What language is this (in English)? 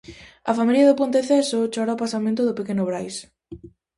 Galician